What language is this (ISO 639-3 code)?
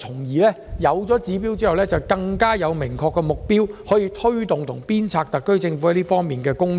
yue